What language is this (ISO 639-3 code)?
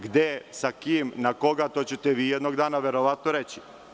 srp